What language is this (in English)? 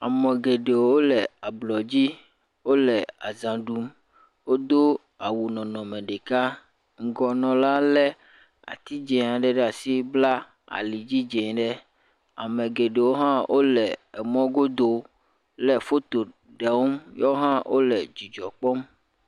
Ewe